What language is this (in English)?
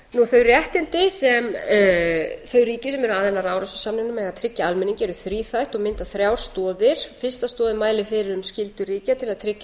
Icelandic